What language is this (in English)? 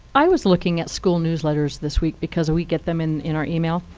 English